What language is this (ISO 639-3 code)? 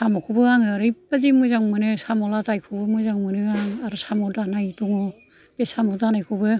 brx